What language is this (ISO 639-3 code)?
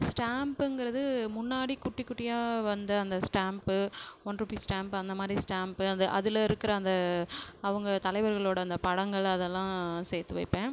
tam